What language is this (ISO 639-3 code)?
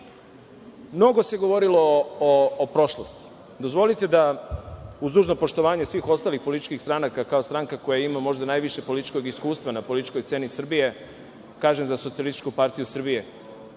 srp